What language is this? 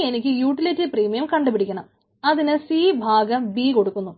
Malayalam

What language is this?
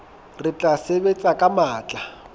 Southern Sotho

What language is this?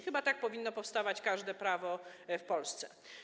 Polish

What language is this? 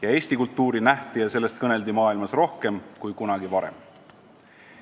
Estonian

